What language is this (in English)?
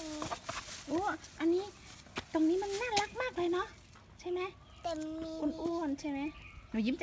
Thai